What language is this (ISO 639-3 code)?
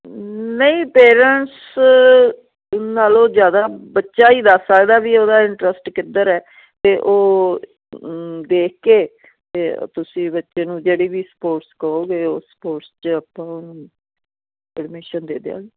pan